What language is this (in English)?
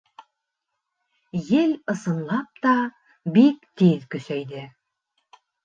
Bashkir